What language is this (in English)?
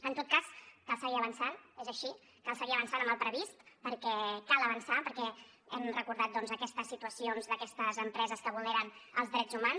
Catalan